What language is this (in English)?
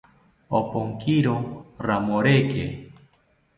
South Ucayali Ashéninka